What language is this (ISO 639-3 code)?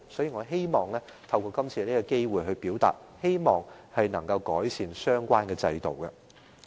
yue